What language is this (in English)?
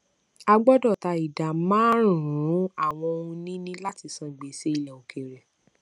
Yoruba